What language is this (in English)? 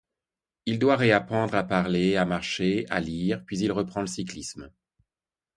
French